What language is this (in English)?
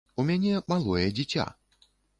Belarusian